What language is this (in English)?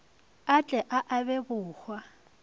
Northern Sotho